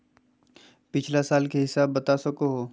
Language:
Magahi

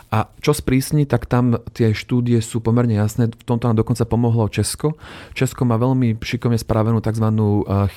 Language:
Slovak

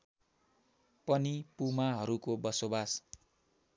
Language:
Nepali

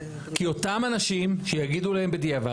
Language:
Hebrew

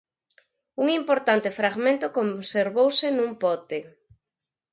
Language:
Galician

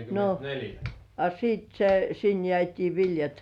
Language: Finnish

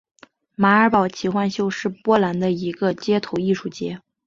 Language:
Chinese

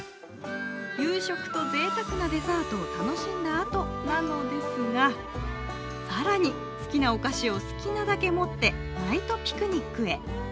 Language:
Japanese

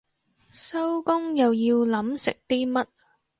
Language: Cantonese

